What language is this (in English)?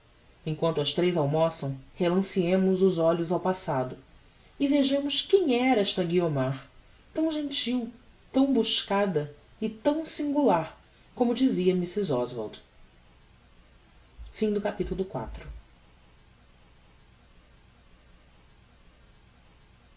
Portuguese